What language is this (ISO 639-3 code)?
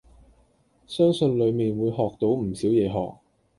yue